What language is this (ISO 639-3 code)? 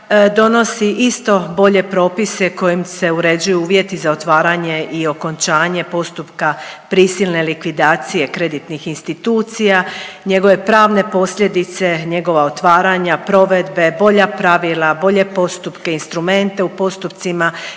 hrv